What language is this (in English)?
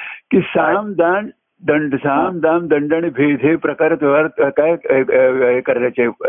Marathi